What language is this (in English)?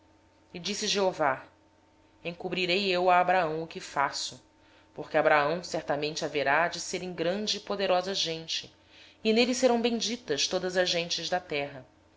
Portuguese